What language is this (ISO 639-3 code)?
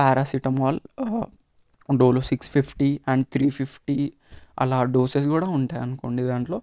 tel